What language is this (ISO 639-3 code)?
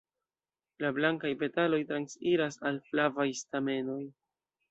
epo